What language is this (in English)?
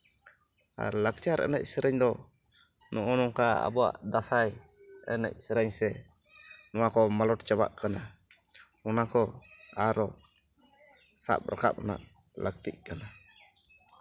Santali